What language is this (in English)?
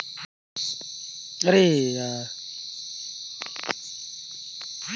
Chhattisgarhi